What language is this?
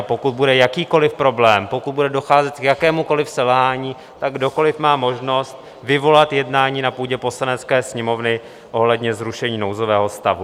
Czech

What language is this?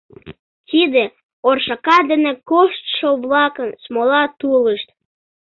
Mari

